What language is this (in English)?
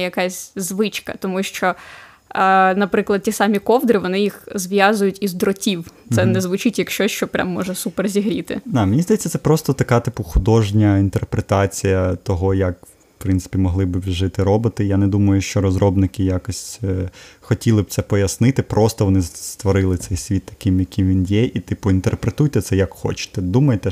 Ukrainian